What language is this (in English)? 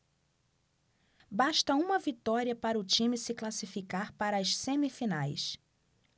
Portuguese